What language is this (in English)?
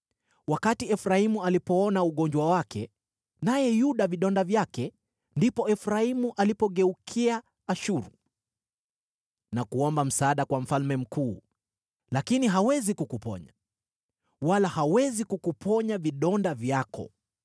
Swahili